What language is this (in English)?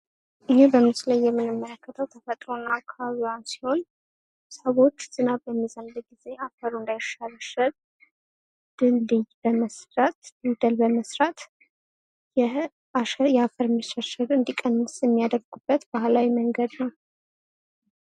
Amharic